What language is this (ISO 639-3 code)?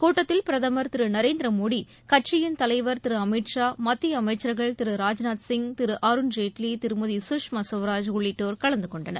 tam